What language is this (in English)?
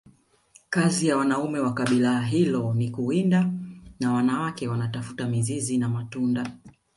Swahili